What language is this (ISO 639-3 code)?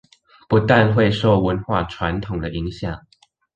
zho